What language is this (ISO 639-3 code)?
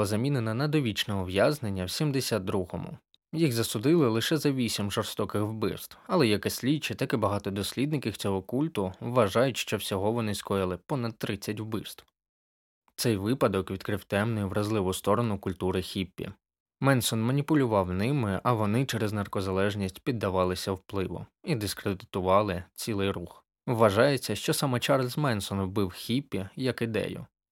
ukr